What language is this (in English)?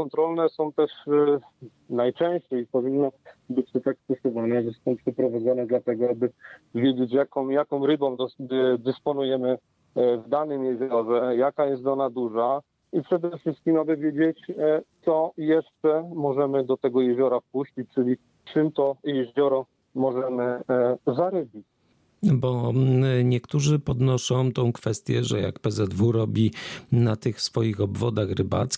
Polish